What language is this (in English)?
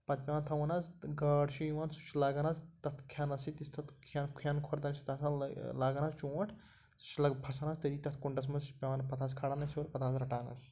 Kashmiri